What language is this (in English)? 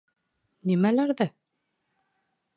Bashkir